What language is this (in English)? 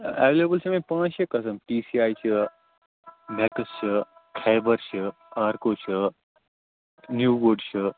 Kashmiri